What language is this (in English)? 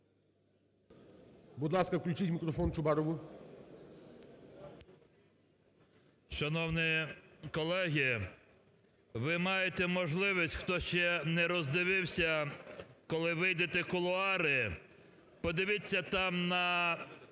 Ukrainian